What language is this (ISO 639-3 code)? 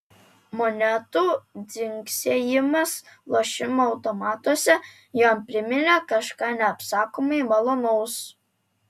lit